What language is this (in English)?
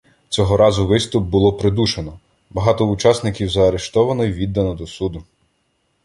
Ukrainian